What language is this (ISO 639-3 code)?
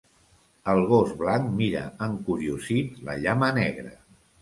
cat